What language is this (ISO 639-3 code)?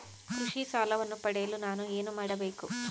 kan